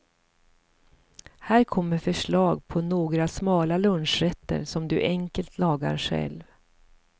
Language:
Swedish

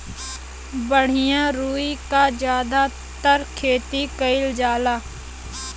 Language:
Bhojpuri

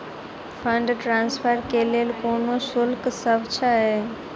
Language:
Maithili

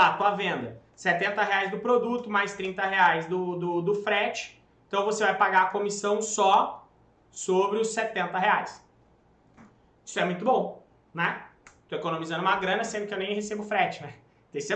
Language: Portuguese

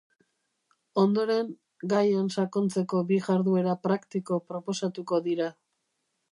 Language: Basque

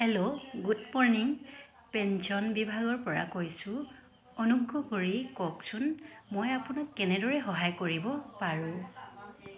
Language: Assamese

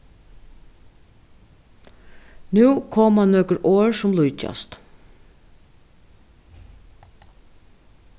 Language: Faroese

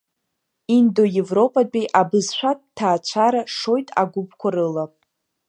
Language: Abkhazian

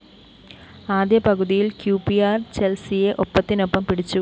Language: Malayalam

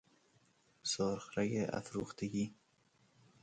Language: Persian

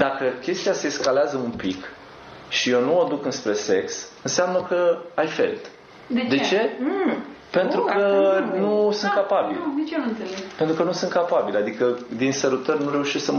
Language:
Romanian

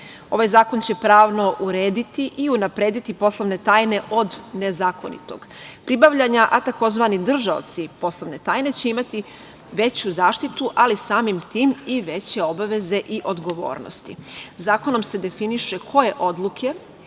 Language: Serbian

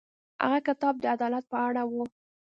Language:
Pashto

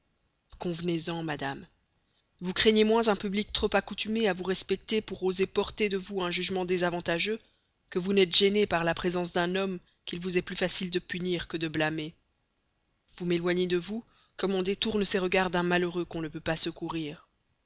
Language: French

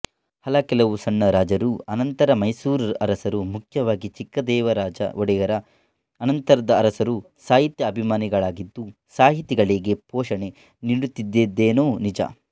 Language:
Kannada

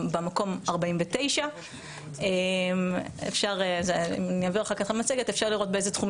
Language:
Hebrew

